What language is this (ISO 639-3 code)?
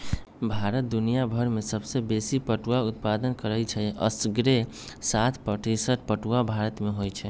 mag